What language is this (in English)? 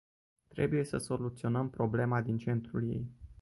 Romanian